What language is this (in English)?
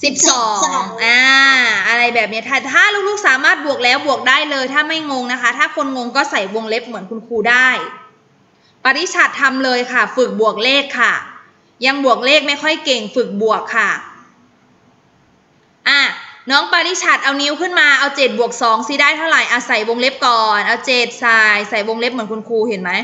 Thai